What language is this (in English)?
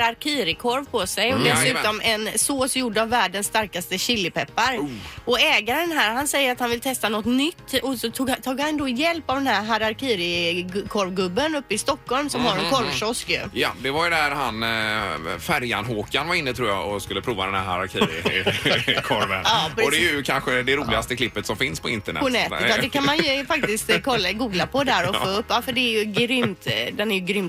Swedish